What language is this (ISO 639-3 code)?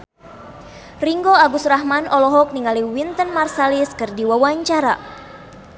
sun